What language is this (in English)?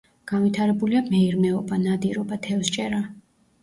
Georgian